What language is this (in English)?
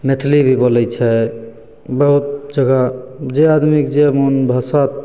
Maithili